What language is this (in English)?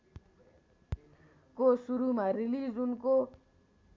Nepali